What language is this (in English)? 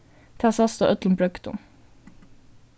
Faroese